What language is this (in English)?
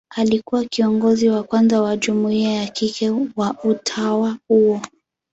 Swahili